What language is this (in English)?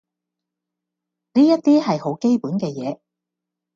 Cantonese